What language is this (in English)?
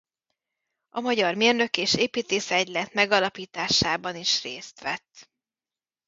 Hungarian